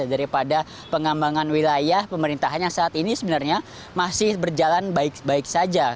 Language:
Indonesian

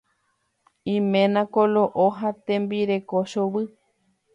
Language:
Guarani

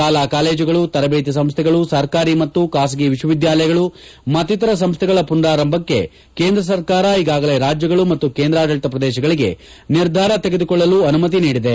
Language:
Kannada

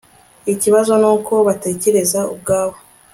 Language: Kinyarwanda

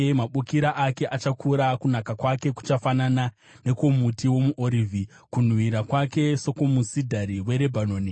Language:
Shona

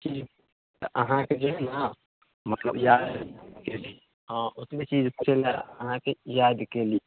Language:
Maithili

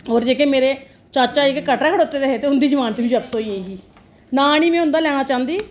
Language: Dogri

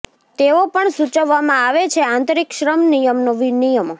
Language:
Gujarati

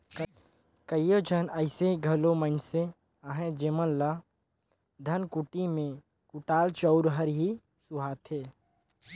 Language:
Chhattisgarhi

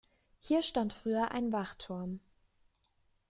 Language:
German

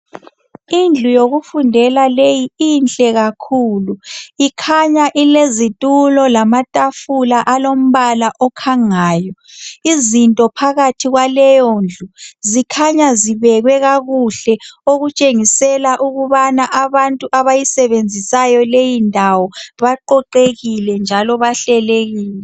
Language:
North Ndebele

